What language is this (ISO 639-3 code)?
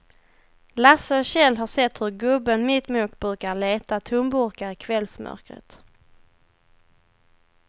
swe